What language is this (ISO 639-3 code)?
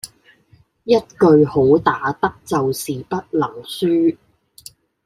yue